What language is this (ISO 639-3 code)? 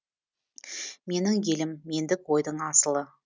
kaz